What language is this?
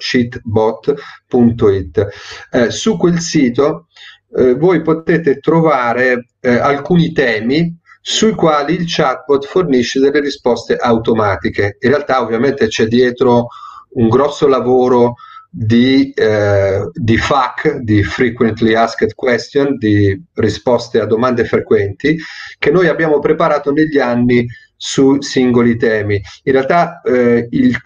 Italian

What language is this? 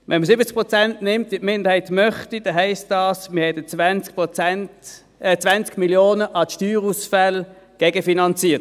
Swiss German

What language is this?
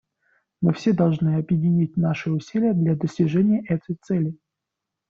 Russian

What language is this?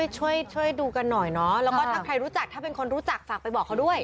Thai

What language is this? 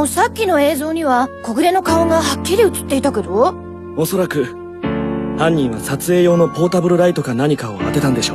Japanese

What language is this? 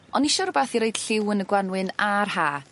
Welsh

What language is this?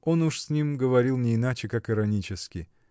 Russian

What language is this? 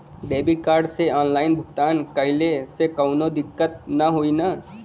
Bhojpuri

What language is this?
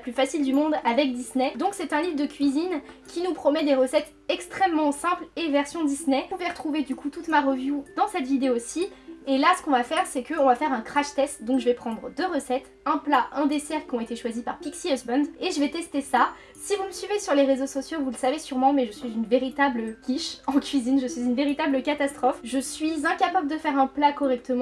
French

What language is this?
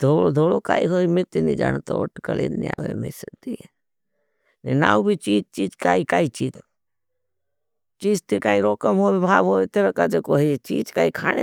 Bhili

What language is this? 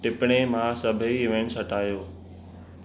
Sindhi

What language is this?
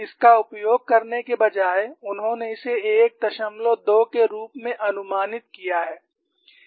Hindi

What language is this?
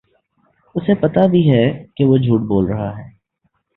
Urdu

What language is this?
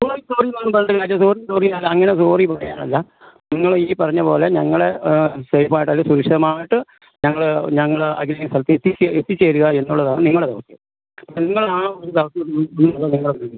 Malayalam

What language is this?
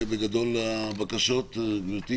Hebrew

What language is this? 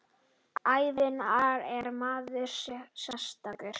Icelandic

